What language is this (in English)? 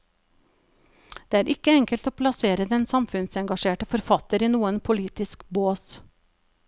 Norwegian